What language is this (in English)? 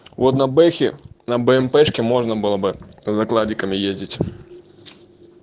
Russian